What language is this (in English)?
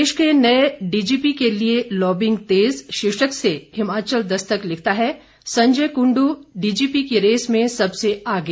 Hindi